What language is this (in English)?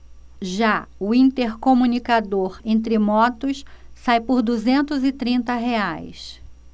Portuguese